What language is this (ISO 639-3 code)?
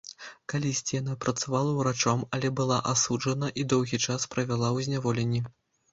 bel